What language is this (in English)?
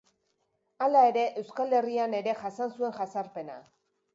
Basque